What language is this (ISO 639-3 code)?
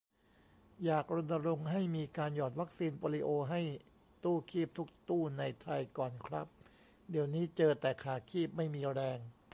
tha